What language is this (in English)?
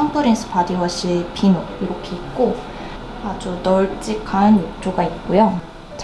Korean